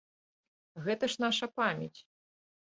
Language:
Belarusian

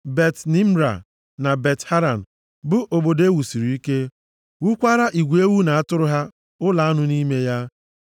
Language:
Igbo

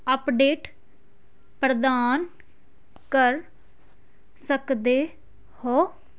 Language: Punjabi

